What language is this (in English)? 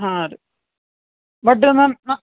Kannada